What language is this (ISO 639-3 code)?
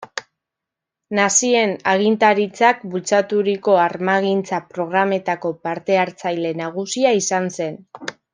eus